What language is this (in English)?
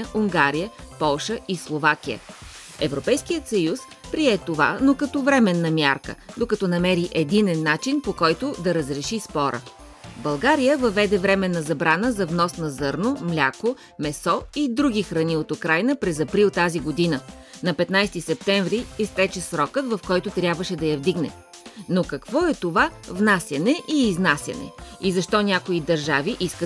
Bulgarian